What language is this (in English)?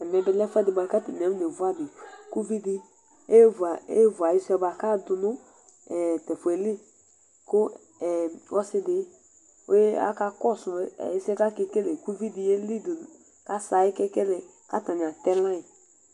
Ikposo